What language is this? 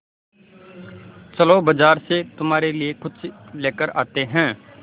Hindi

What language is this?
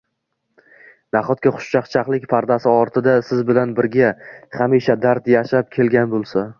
Uzbek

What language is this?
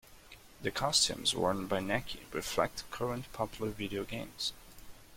English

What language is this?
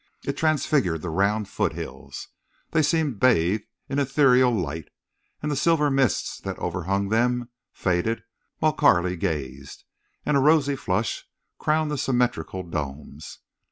English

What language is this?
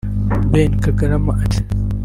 Kinyarwanda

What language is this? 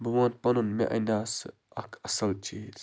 Kashmiri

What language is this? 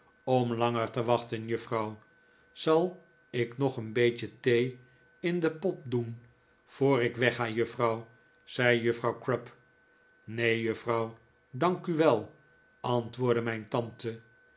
Dutch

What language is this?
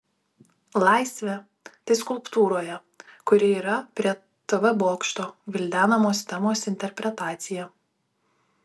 Lithuanian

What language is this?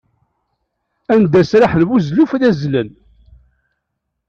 Kabyle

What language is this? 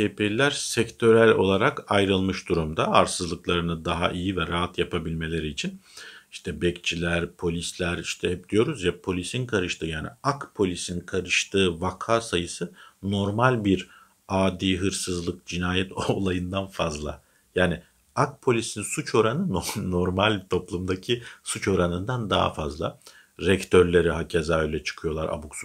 Turkish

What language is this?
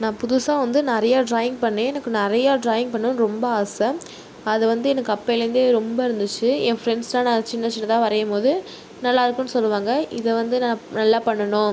Tamil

